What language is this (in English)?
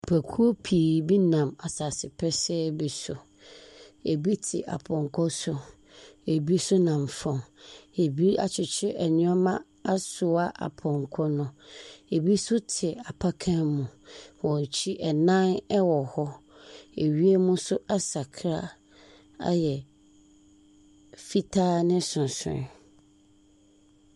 Akan